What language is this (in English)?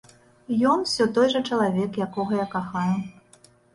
Belarusian